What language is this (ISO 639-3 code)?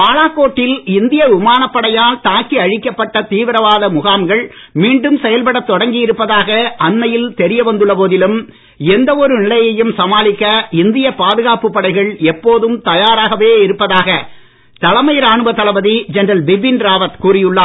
tam